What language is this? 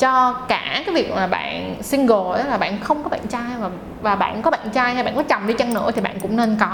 Vietnamese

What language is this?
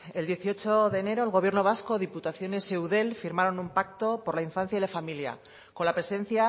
Spanish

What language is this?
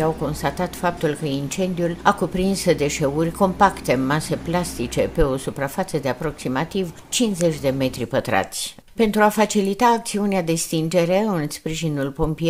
Romanian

